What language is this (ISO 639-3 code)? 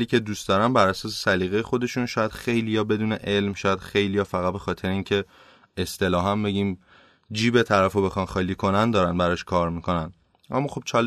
fas